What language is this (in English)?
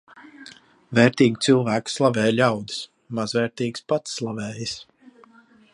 Latvian